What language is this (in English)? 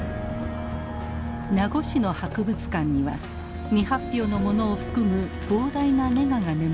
Japanese